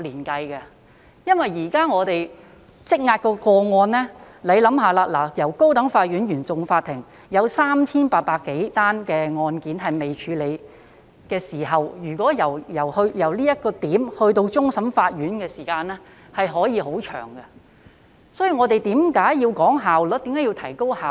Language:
Cantonese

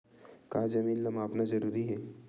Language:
Chhattisgarhi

